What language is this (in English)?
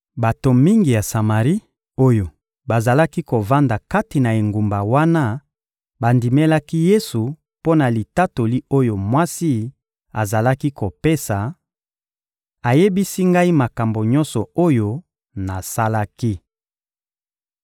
Lingala